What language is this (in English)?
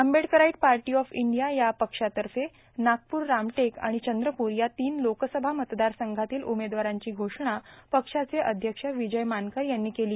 Marathi